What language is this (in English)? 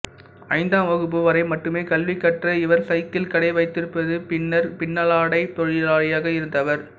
Tamil